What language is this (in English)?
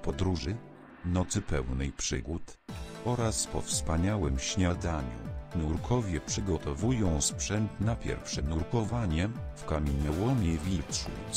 Polish